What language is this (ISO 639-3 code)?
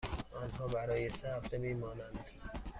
fas